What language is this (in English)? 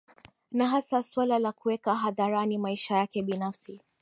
Swahili